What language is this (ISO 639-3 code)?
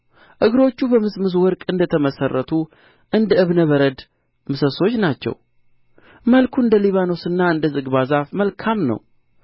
amh